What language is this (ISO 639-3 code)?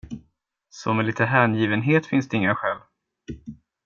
swe